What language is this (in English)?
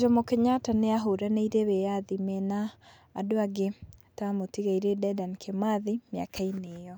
Kikuyu